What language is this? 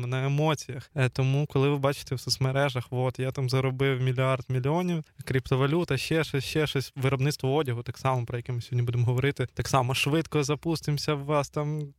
Ukrainian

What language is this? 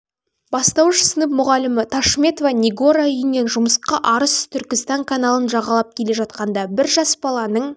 Kazakh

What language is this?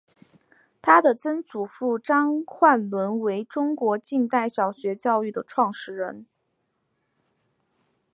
Chinese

